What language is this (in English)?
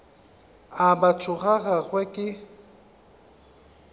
Northern Sotho